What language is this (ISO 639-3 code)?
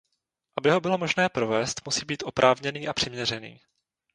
ces